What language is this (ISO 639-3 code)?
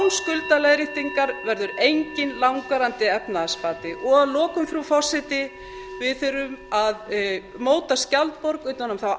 isl